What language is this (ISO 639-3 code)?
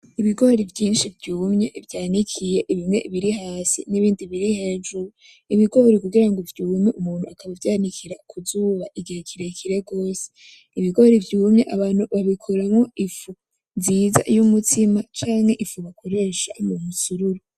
run